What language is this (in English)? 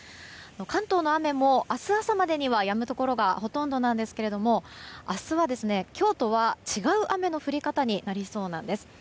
Japanese